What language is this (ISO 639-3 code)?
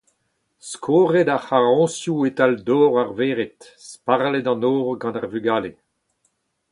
bre